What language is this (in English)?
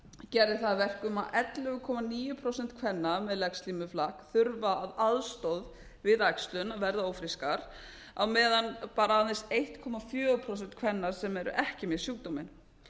Icelandic